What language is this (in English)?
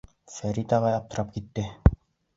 Bashkir